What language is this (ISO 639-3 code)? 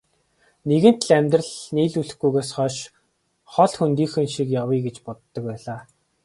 mon